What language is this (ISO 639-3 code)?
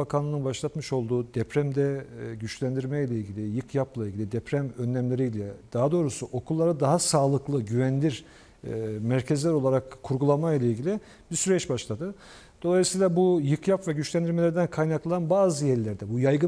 tur